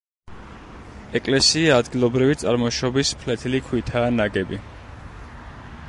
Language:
Georgian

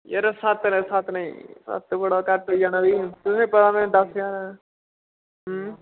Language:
Dogri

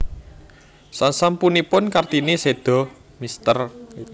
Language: Javanese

